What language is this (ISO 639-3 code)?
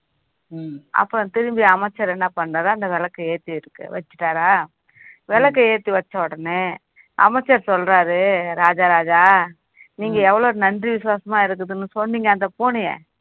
tam